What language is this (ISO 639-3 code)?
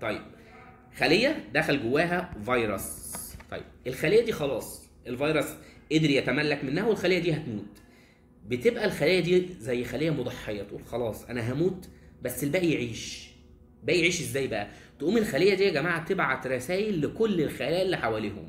ara